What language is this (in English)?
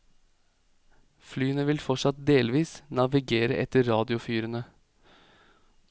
Norwegian